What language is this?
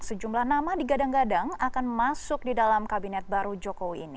Indonesian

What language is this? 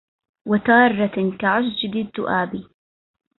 Arabic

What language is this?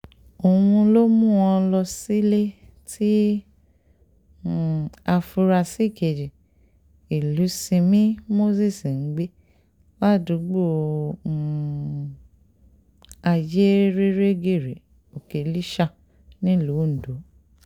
Yoruba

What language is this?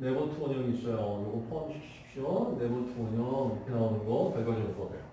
Korean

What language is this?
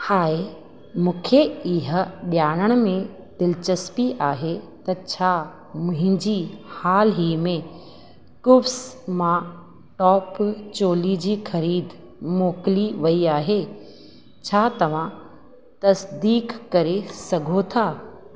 Sindhi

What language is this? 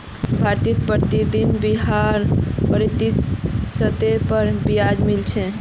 Magahi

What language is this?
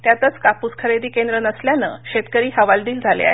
Marathi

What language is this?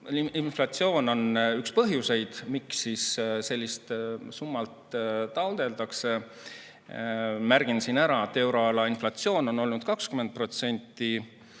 Estonian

